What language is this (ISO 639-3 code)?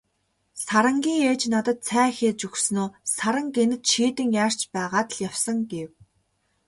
mon